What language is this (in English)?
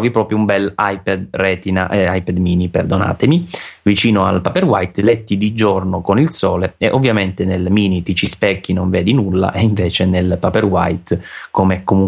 Italian